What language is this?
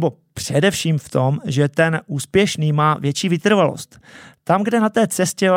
Czech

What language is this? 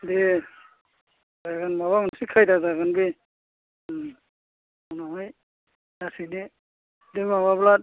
Bodo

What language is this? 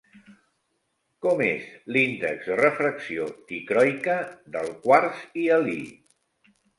Catalan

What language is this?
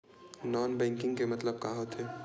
Chhattisgarhi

